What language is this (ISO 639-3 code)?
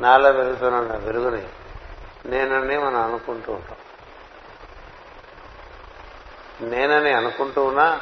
tel